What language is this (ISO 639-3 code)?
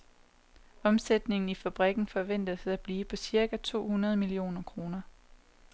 dan